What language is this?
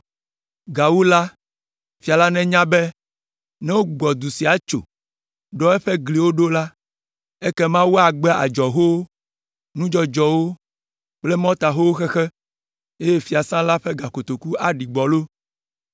Ewe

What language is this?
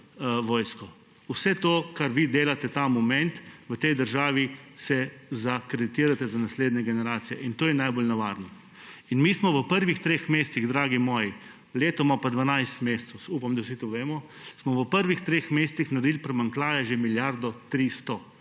Slovenian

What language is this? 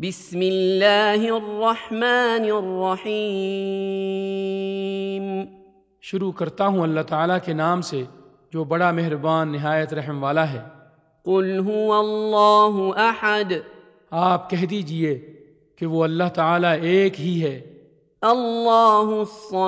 Urdu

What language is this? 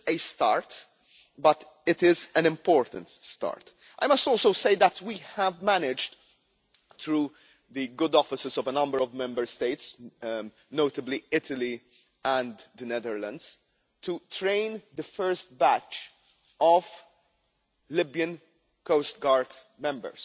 English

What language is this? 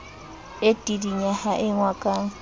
Southern Sotho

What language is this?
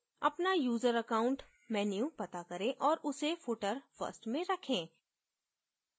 Hindi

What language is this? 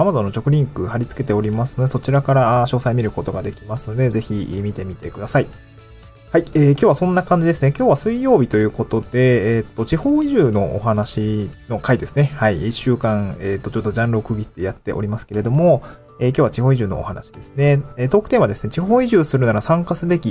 Japanese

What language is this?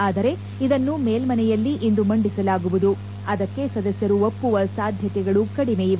Kannada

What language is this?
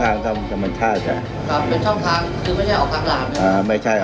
Thai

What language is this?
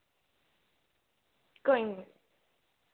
Dogri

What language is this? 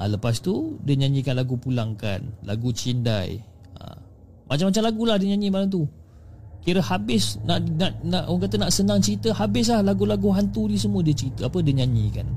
Malay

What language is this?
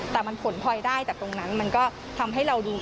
Thai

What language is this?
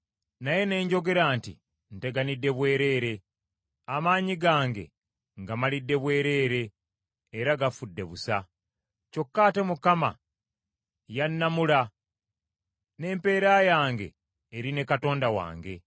Ganda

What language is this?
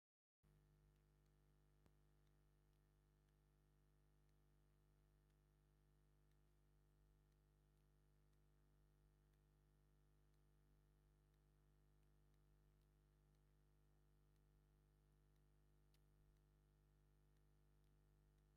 Tigrinya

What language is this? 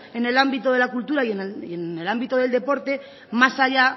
Spanish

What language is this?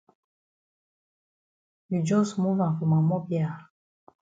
Cameroon Pidgin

